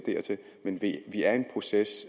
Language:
Danish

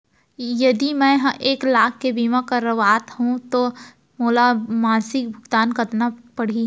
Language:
Chhattisgarhi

